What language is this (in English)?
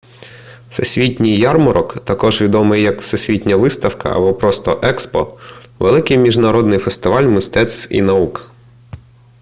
Ukrainian